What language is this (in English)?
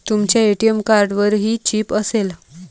Marathi